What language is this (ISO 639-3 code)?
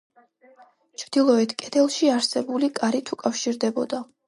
kat